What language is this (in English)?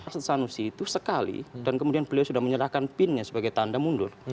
Indonesian